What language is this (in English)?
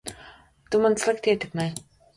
Latvian